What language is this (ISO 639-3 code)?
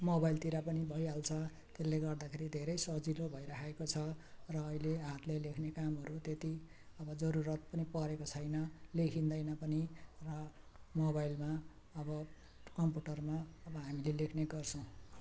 nep